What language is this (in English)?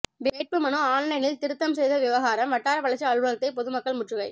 Tamil